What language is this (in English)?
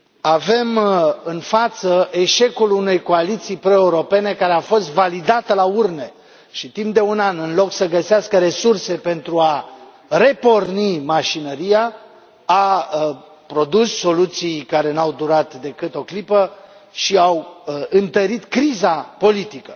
Romanian